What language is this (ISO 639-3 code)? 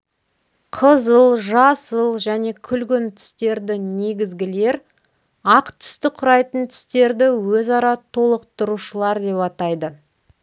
kaz